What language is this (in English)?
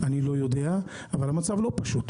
Hebrew